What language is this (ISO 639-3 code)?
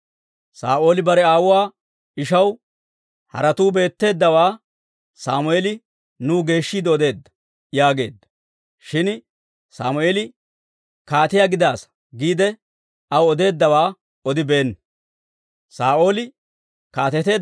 dwr